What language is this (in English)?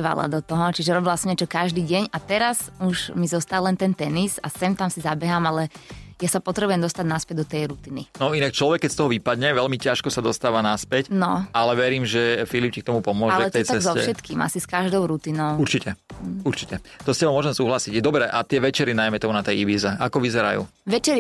Slovak